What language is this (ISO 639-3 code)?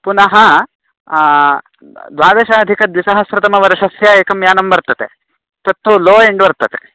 san